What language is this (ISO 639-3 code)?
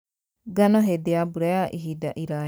kik